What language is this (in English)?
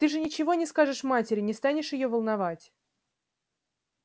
Russian